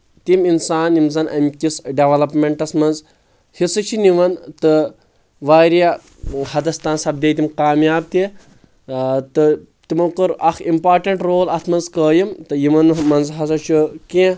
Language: Kashmiri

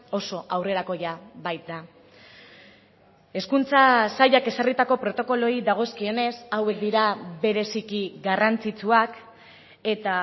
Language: Basque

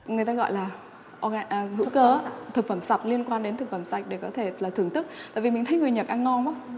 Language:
Vietnamese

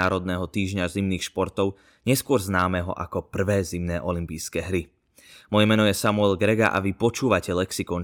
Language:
Slovak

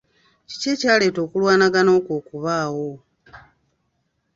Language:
Ganda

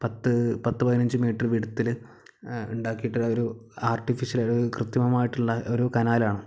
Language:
Malayalam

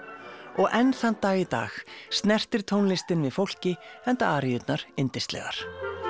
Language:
Icelandic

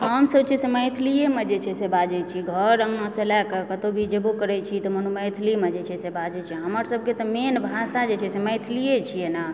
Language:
Maithili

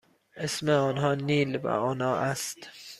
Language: Persian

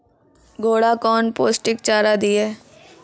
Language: Maithili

